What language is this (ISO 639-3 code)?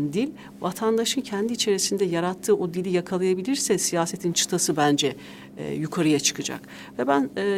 tur